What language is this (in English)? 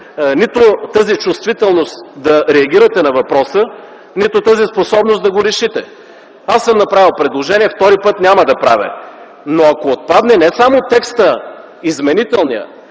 Bulgarian